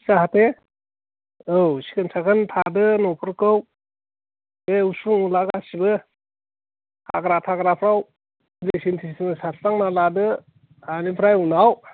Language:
Bodo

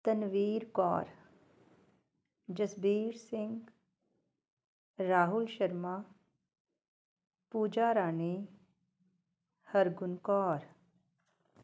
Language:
Punjabi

